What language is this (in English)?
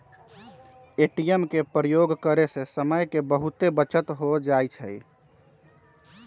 Magahi